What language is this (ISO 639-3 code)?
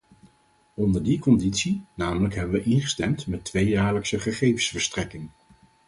nld